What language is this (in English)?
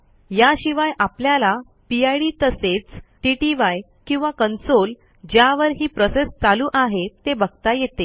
Marathi